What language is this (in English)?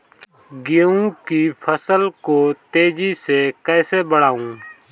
Hindi